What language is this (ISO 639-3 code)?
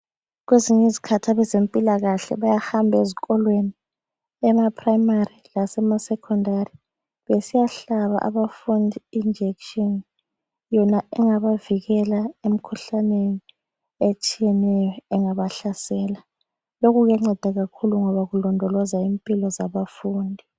nde